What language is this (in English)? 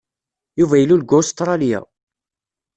Kabyle